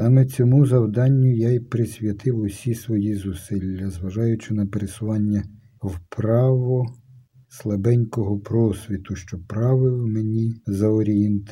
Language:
Ukrainian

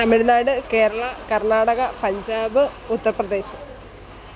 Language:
Malayalam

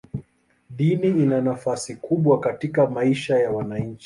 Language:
Swahili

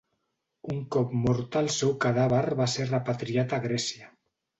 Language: Catalan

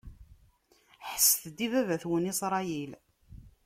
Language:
Kabyle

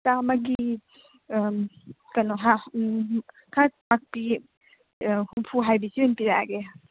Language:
Manipuri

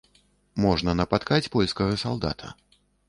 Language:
Belarusian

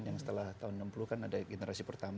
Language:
Indonesian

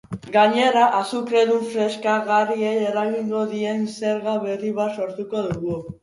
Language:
Basque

